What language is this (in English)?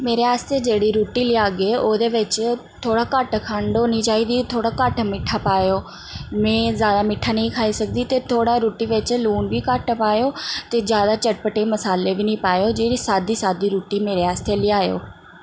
Dogri